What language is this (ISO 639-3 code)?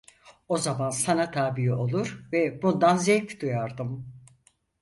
tur